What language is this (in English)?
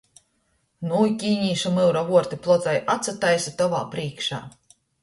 Latgalian